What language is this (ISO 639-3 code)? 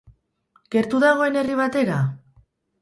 eus